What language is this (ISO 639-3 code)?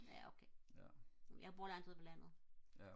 dan